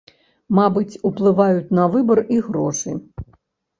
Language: Belarusian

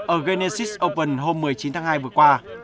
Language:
Vietnamese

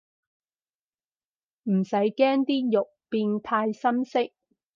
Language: Cantonese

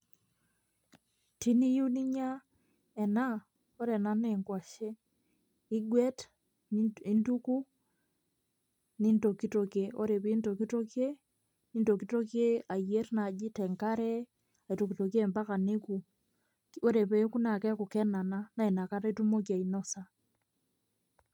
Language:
Masai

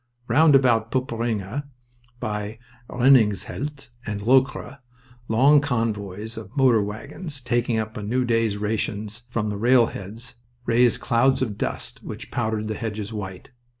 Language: English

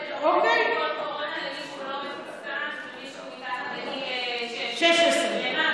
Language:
Hebrew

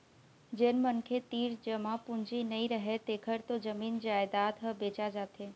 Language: Chhattisgarhi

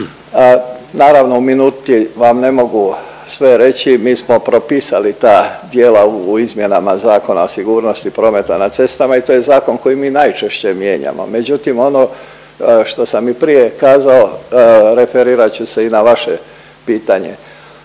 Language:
Croatian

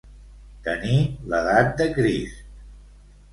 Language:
Catalan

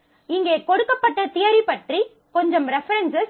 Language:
Tamil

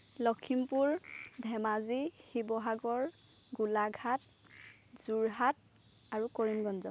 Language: Assamese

